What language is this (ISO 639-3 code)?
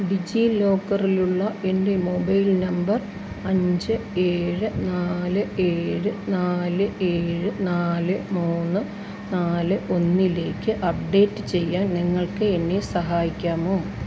mal